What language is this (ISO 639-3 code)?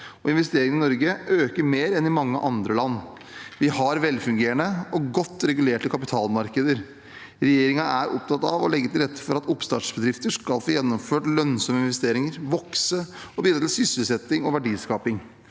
nor